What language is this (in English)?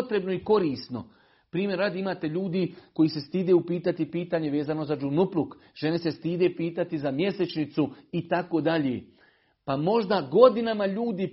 Croatian